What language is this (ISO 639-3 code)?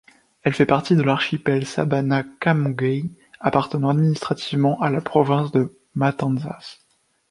fra